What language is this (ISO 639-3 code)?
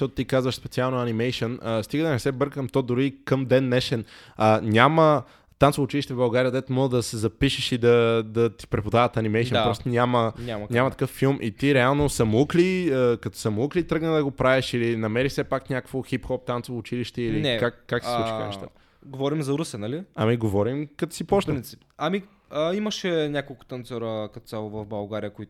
bul